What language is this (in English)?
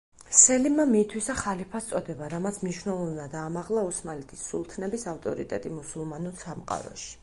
Georgian